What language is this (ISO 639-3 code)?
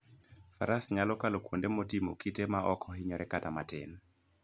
luo